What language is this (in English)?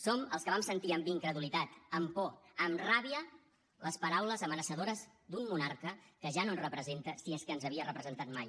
Catalan